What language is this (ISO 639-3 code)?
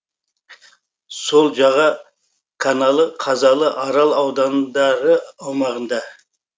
kaz